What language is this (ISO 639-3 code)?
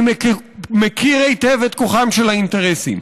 heb